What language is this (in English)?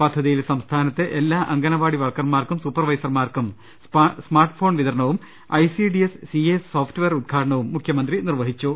Malayalam